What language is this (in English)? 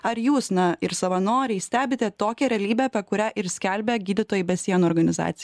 Lithuanian